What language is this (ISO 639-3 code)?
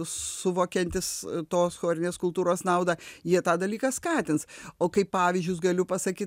lit